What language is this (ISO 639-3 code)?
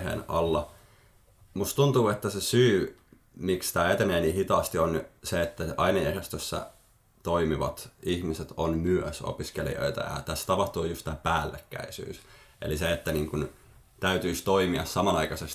fin